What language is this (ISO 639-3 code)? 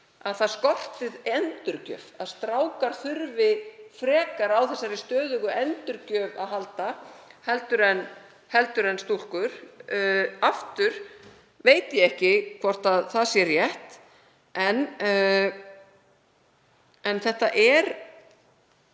isl